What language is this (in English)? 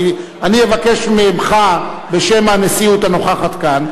Hebrew